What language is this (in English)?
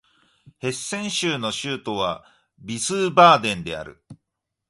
Japanese